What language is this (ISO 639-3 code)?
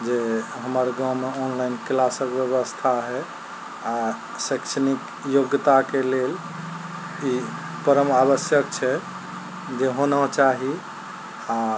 mai